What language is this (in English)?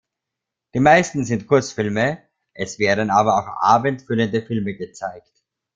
German